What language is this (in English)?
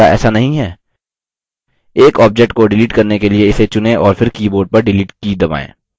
Hindi